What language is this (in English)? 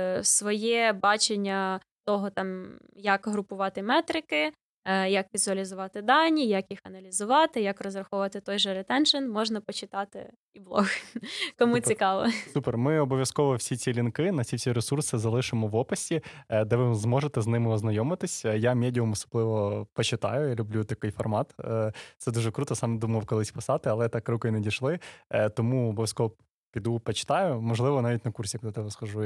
Ukrainian